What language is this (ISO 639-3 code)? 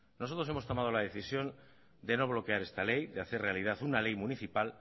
spa